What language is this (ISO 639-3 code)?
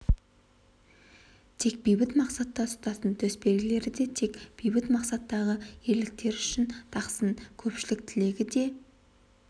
kaz